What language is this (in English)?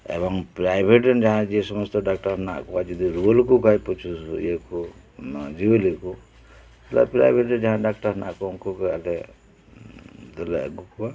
Santali